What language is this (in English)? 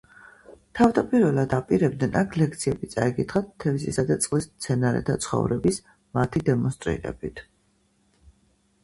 Georgian